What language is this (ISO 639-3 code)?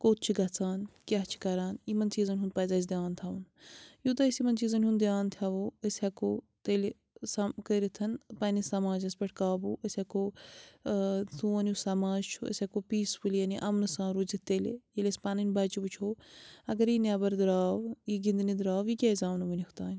kas